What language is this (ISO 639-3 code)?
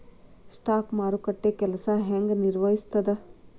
kan